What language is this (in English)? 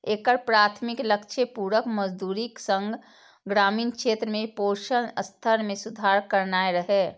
Maithili